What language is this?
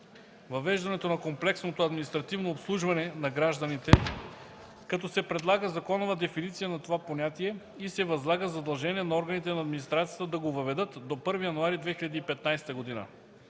Bulgarian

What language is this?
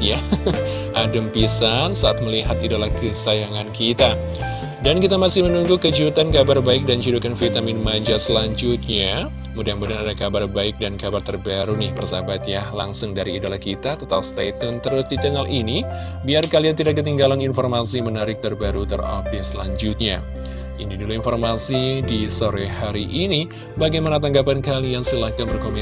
Indonesian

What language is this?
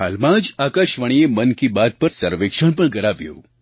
Gujarati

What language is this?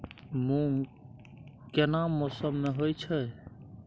Maithili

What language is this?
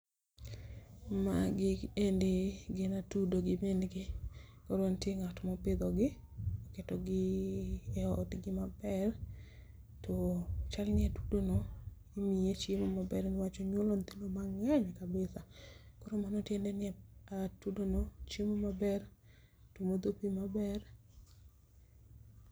Luo (Kenya and Tanzania)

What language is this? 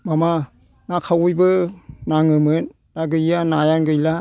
Bodo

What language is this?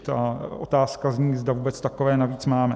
Czech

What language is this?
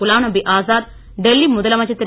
Tamil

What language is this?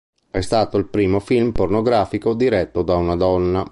Italian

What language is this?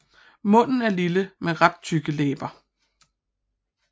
Danish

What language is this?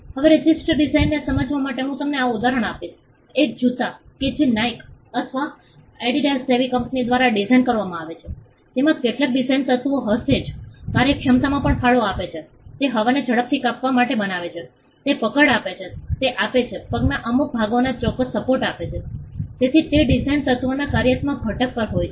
Gujarati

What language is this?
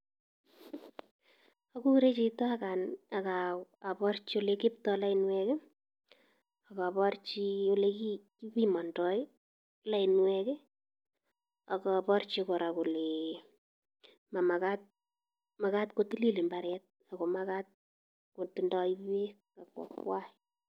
Kalenjin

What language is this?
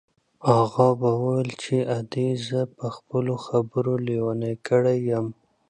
Pashto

